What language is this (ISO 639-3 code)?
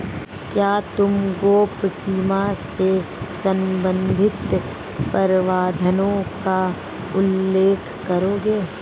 hin